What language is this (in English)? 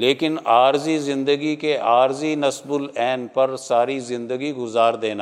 Urdu